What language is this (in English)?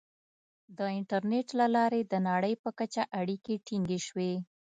Pashto